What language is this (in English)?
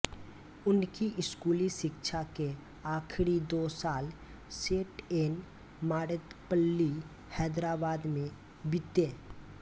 Hindi